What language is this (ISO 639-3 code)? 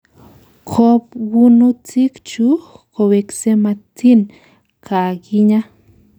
kln